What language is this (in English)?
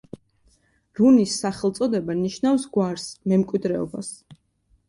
Georgian